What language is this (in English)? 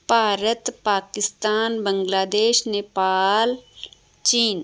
Punjabi